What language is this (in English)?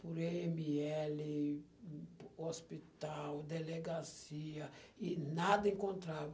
Portuguese